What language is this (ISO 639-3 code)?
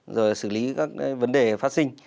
vie